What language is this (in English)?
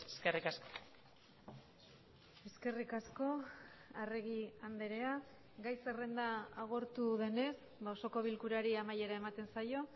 Basque